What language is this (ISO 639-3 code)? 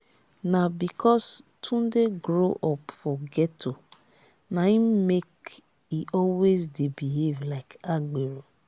pcm